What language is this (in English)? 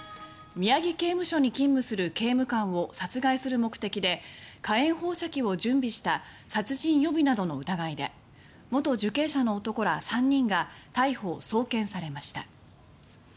Japanese